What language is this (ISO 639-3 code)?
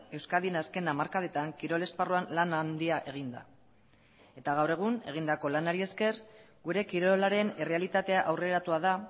eus